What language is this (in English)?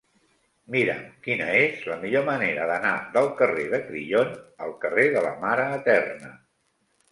Catalan